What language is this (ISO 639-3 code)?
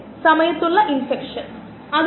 mal